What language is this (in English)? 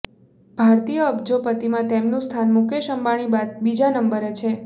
Gujarati